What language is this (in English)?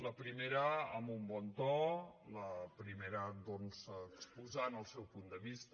Catalan